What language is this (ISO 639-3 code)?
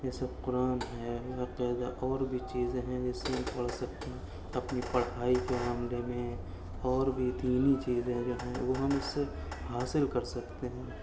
urd